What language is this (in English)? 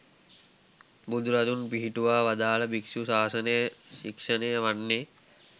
Sinhala